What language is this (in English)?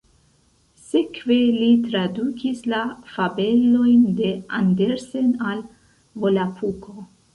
Esperanto